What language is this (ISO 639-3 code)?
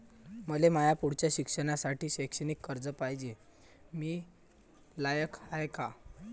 mar